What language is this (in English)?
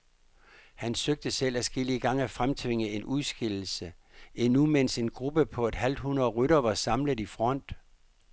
Danish